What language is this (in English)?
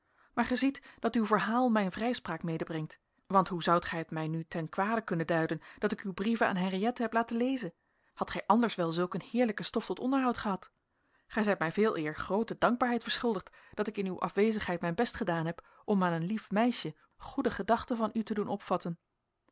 Dutch